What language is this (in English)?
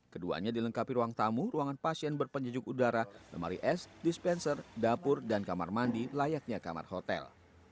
Indonesian